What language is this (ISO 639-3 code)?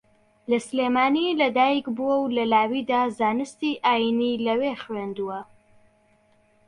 ckb